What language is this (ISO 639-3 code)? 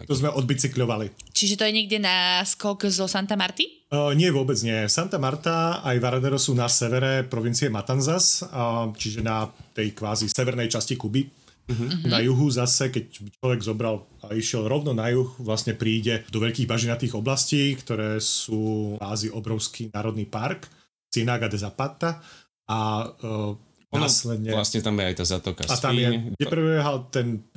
slk